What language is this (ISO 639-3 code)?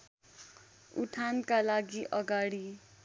nep